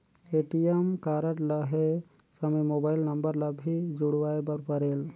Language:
Chhattisgarhi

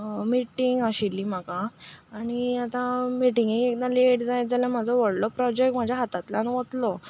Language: Konkani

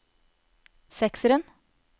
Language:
Norwegian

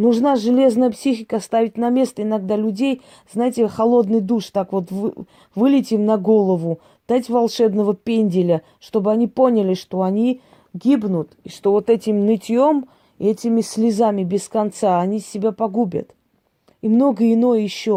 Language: Russian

